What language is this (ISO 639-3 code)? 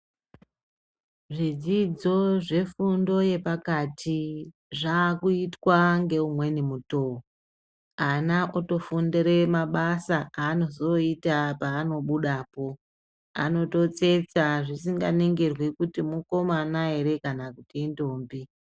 ndc